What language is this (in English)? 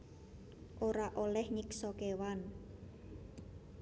Javanese